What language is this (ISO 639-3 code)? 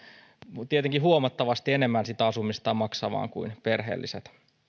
fin